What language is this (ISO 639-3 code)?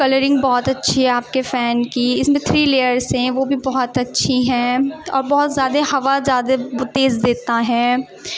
urd